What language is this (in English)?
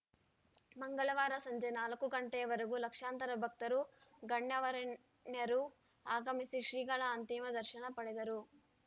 Kannada